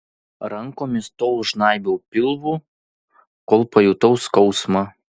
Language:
Lithuanian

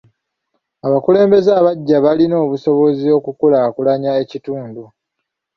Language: Ganda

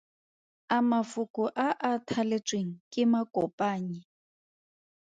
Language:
Tswana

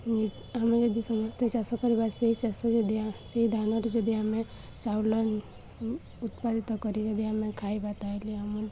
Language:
Odia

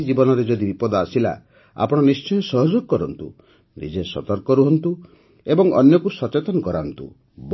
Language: Odia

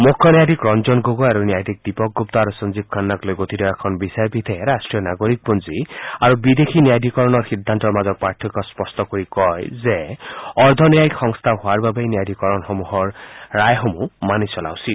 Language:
Assamese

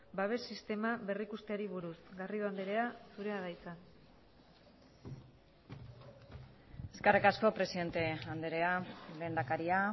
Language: Basque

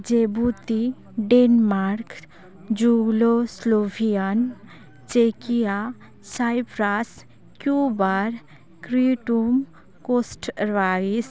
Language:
Santali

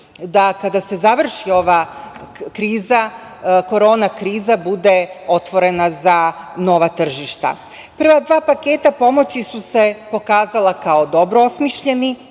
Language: Serbian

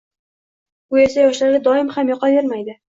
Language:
Uzbek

